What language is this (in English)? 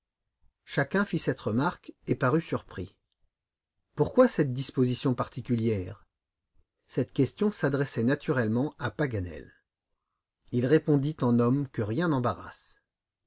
French